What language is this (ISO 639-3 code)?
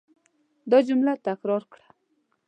pus